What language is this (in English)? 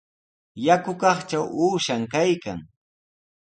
Sihuas Ancash Quechua